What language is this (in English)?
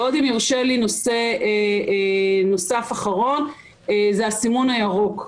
Hebrew